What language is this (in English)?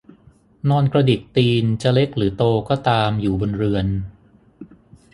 Thai